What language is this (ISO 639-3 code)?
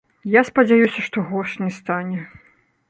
bel